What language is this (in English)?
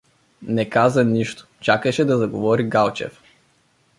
Bulgarian